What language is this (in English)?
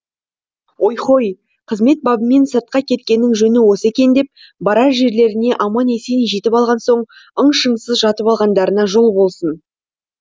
Kazakh